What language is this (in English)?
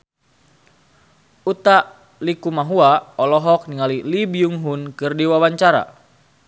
Sundanese